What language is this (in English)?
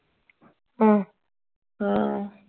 Punjabi